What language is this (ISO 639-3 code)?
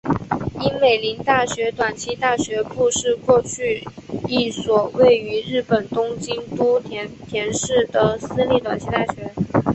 zho